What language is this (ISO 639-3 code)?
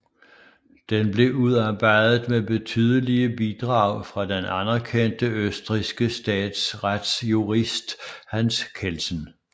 dan